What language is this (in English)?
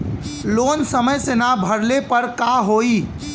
Bhojpuri